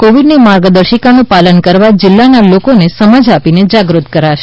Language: Gujarati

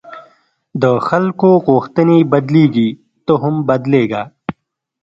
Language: Pashto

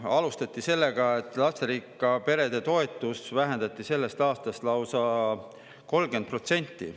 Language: Estonian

